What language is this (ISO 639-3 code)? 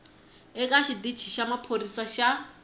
tso